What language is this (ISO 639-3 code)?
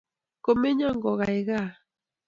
kln